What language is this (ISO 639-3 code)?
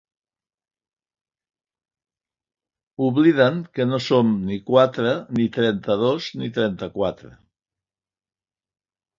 cat